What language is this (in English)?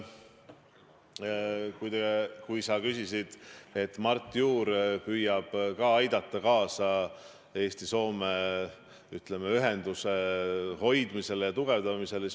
Estonian